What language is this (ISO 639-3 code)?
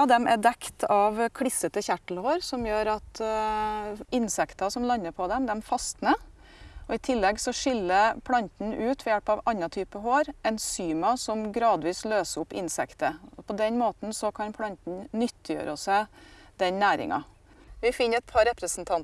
nor